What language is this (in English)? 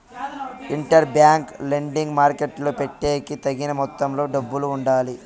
Telugu